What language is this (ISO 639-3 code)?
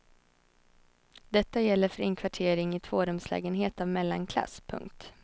swe